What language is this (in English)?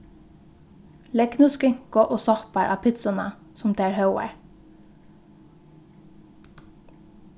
Faroese